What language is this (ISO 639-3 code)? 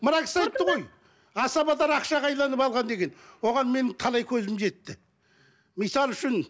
kaz